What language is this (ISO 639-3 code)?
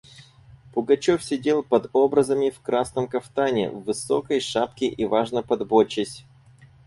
rus